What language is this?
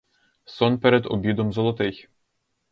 Ukrainian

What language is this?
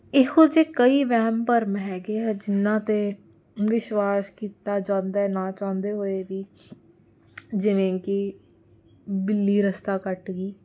Punjabi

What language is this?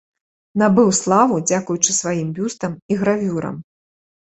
Belarusian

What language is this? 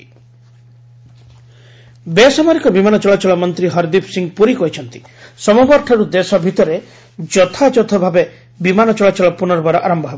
Odia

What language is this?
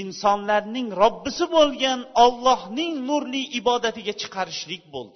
Bulgarian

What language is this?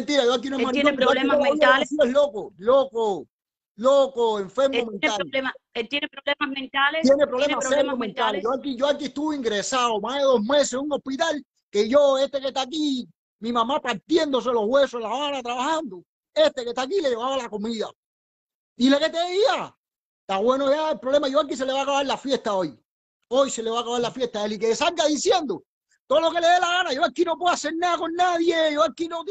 Spanish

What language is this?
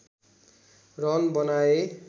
Nepali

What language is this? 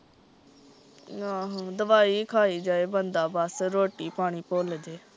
Punjabi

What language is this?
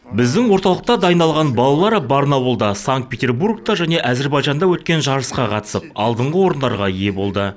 Kazakh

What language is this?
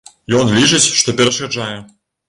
Belarusian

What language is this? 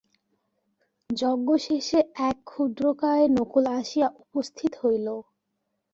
Bangla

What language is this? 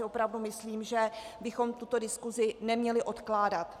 Czech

